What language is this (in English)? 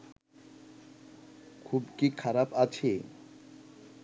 Bangla